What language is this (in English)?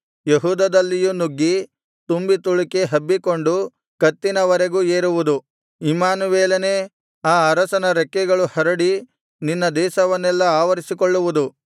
Kannada